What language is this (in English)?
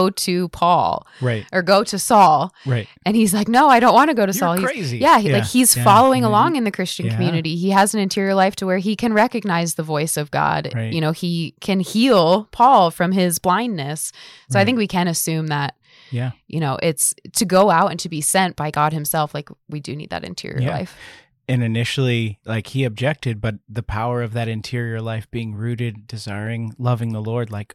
English